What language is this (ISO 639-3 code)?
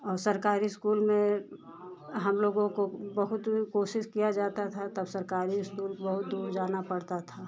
hin